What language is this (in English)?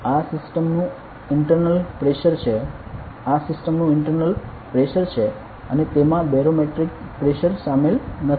Gujarati